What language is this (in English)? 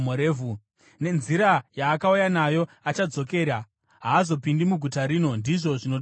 Shona